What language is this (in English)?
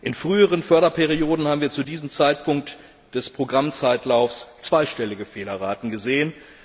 German